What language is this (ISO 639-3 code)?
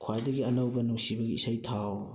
mni